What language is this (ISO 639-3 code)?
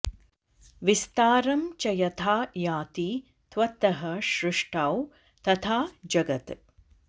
san